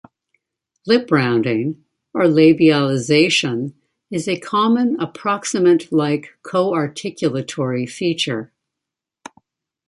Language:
English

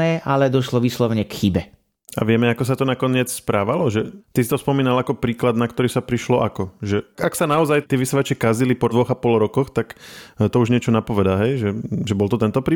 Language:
Slovak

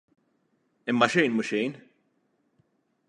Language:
Maltese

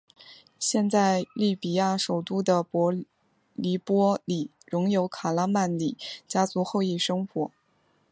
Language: Chinese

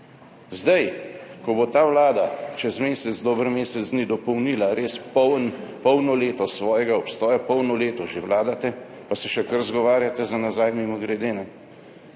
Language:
Slovenian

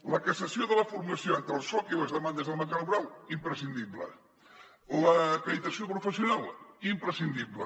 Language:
Catalan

